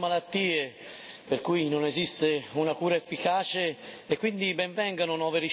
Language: Italian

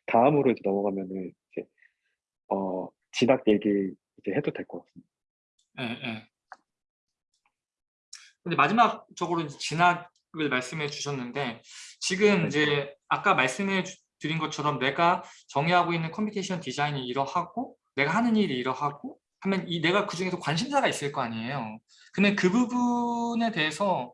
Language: Korean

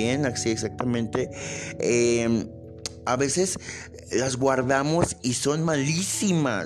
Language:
Spanish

